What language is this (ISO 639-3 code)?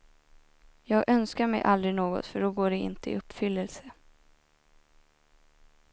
swe